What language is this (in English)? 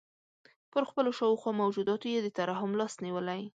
Pashto